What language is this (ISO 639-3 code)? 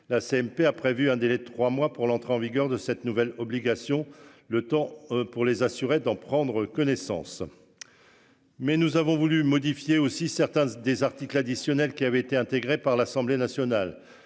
fra